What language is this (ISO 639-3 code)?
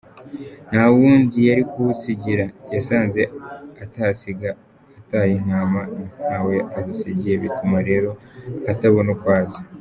kin